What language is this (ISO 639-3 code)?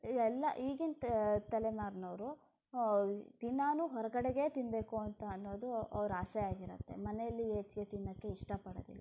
kan